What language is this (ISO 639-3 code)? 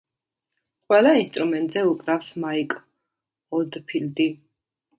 kat